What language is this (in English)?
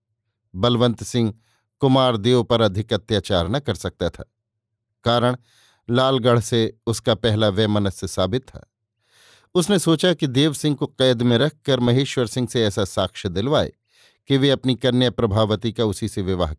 Hindi